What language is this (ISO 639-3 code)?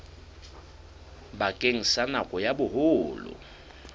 sot